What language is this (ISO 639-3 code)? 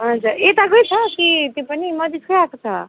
nep